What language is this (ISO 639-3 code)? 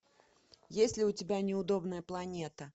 rus